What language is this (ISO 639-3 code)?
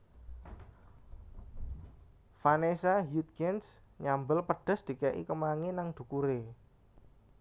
jav